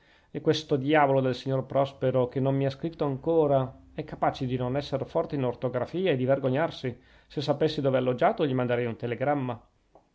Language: Italian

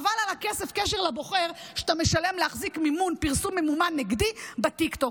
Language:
Hebrew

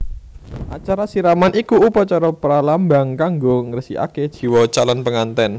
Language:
Javanese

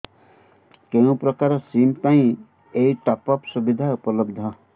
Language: Odia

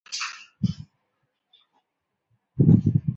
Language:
Chinese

